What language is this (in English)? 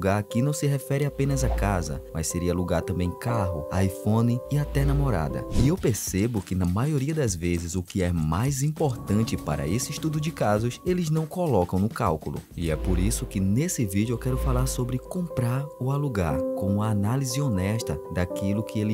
Portuguese